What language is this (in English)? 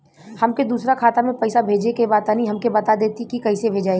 Bhojpuri